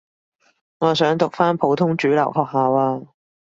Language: Cantonese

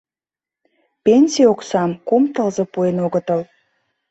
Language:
Mari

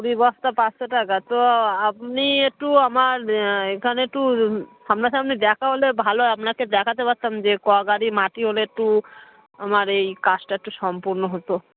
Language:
Bangla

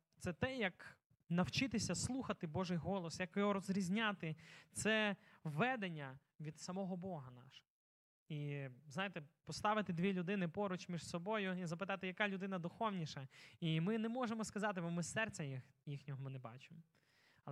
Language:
Ukrainian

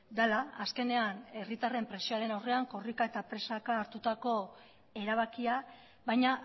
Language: Basque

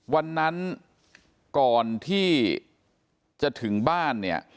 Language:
Thai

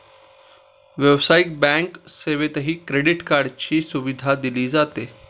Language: Marathi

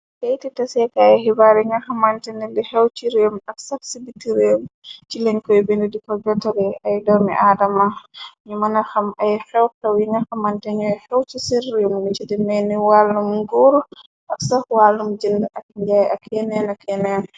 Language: Wolof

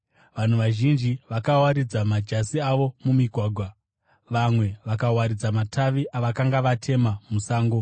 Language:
Shona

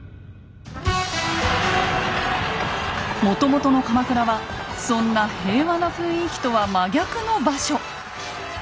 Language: Japanese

